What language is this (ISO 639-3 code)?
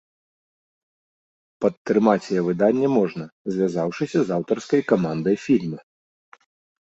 bel